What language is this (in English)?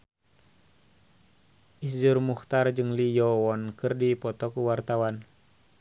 Sundanese